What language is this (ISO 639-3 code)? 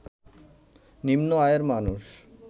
ben